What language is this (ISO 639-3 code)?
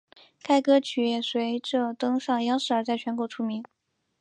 zho